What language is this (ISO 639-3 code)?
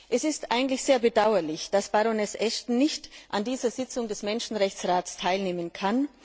deu